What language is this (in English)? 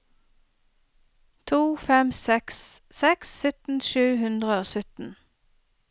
Norwegian